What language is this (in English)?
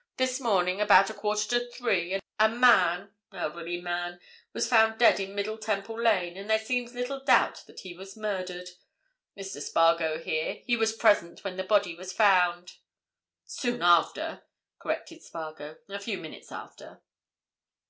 English